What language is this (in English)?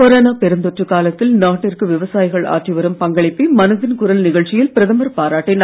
Tamil